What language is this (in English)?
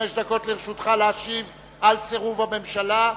Hebrew